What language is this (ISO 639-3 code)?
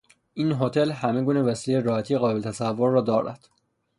fas